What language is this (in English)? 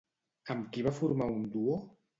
Catalan